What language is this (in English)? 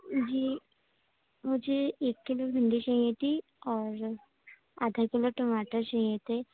Urdu